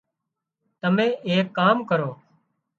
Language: Wadiyara Koli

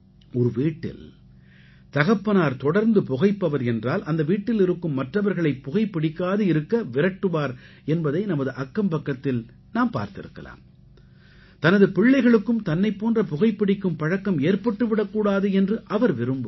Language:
Tamil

